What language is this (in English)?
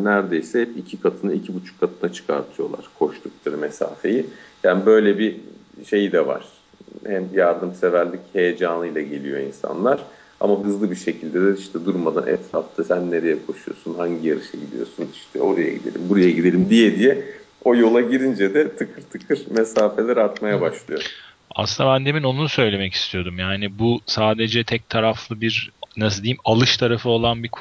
Turkish